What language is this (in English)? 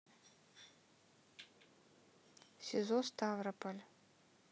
Russian